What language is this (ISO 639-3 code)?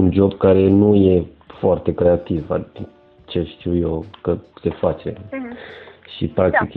ron